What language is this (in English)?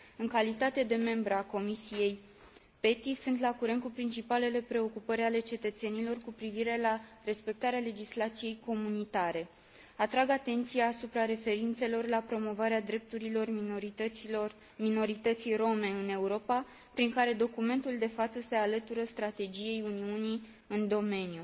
Romanian